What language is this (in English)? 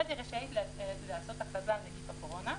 Hebrew